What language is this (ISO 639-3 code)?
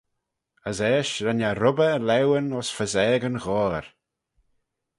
glv